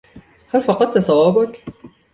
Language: Arabic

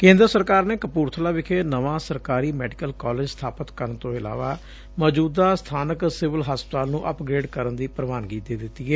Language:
Punjabi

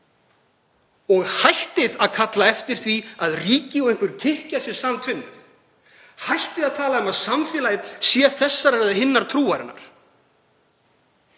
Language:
Icelandic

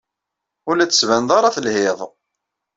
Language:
Kabyle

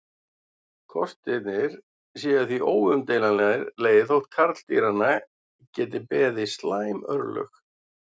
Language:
Icelandic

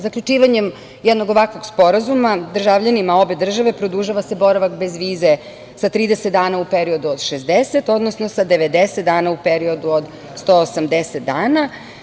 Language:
Serbian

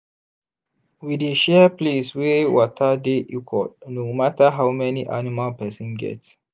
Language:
Nigerian Pidgin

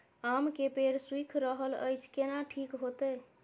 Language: Maithili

